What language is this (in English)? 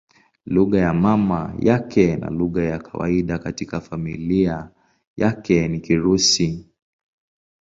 Swahili